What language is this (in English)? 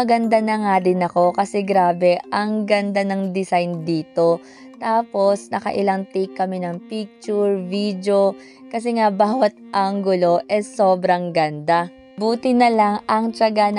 Filipino